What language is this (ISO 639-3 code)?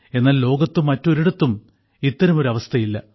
mal